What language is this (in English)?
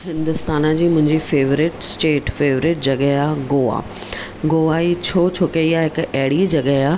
Sindhi